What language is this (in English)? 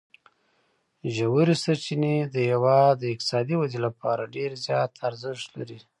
Pashto